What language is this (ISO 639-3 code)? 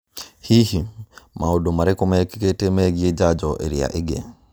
kik